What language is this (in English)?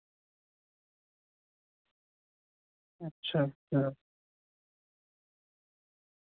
Dogri